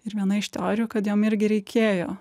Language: Lithuanian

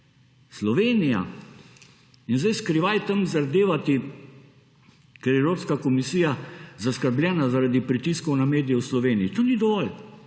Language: Slovenian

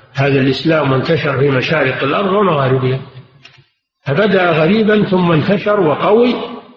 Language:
Arabic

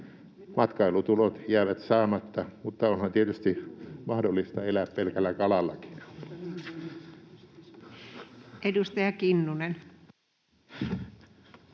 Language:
Finnish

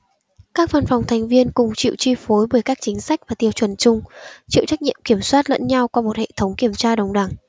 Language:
Vietnamese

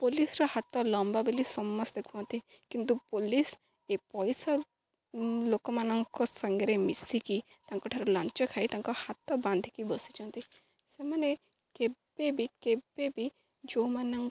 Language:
Odia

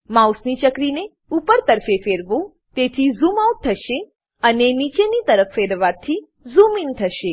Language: Gujarati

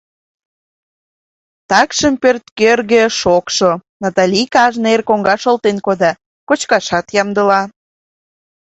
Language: Mari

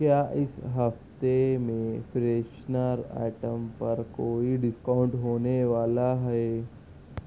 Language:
Urdu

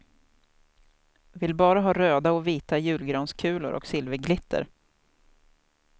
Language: Swedish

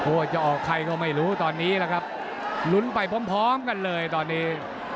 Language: Thai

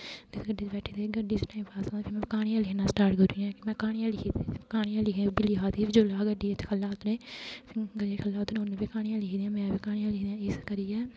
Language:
Dogri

